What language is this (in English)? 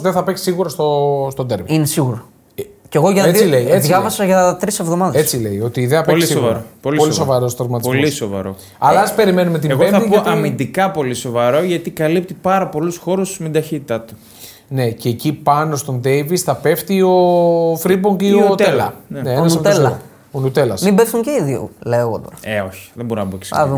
Greek